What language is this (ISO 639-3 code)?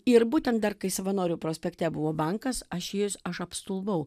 lit